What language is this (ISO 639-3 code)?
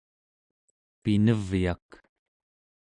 esu